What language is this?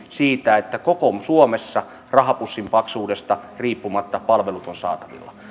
Finnish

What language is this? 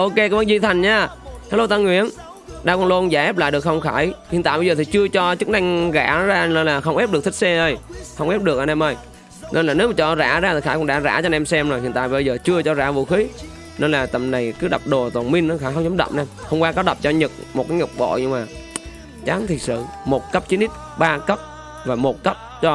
Vietnamese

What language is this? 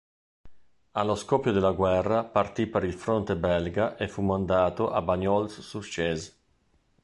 Italian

